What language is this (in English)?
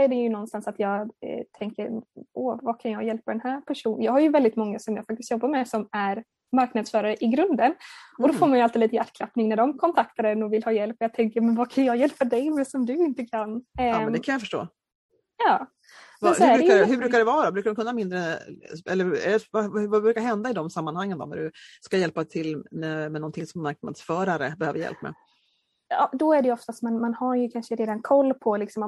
Swedish